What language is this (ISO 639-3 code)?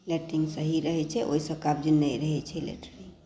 mai